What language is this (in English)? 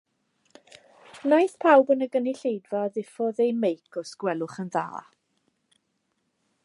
Welsh